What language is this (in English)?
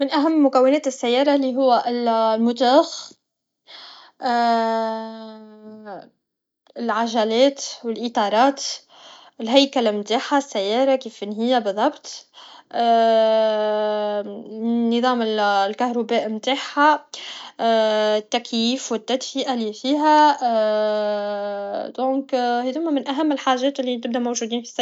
Tunisian Arabic